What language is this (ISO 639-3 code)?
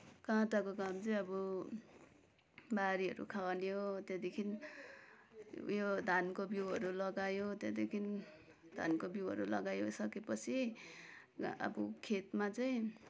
nep